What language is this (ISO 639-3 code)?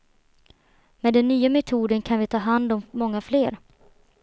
swe